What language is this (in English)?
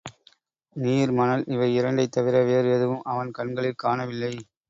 Tamil